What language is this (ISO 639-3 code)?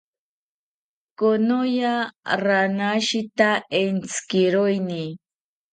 cpy